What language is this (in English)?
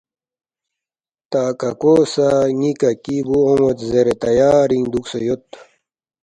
Balti